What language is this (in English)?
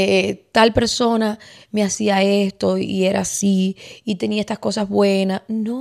Spanish